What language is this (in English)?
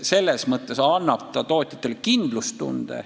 Estonian